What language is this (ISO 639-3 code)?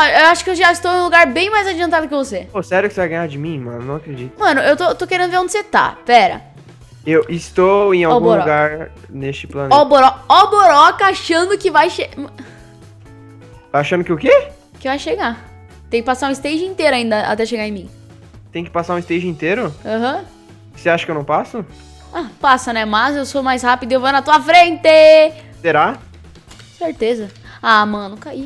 por